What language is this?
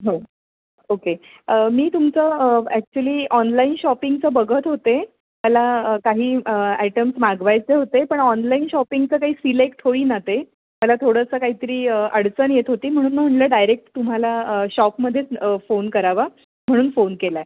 Marathi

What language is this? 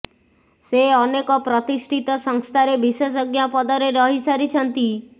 Odia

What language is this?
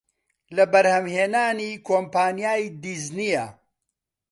Central Kurdish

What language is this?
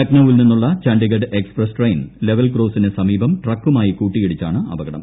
Malayalam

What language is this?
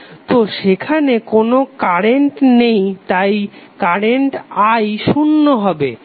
Bangla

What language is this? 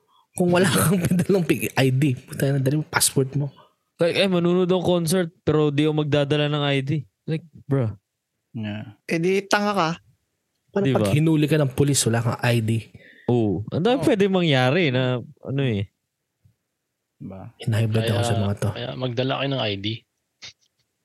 Filipino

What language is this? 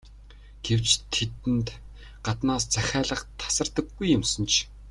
Mongolian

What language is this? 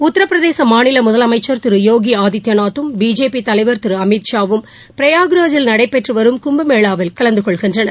Tamil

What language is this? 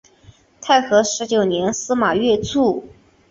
Chinese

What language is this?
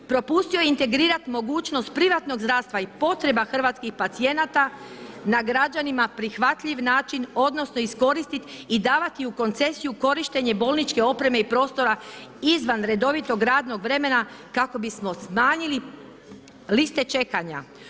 Croatian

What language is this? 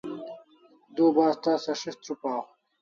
Kalasha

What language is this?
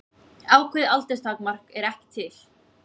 Icelandic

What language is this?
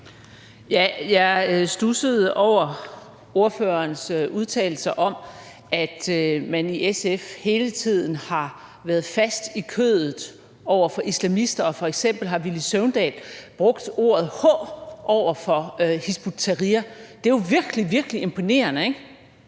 Danish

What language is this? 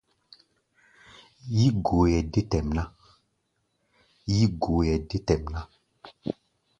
Gbaya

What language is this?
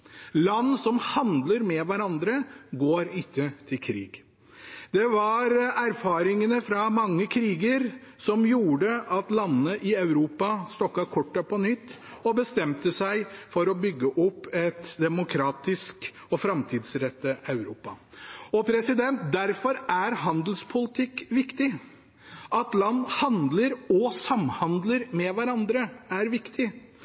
Norwegian Bokmål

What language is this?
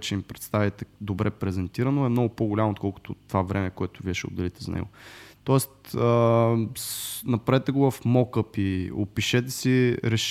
Bulgarian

